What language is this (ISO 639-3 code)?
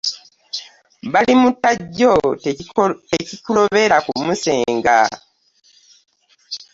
lug